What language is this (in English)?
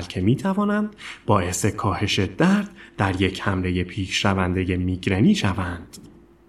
Persian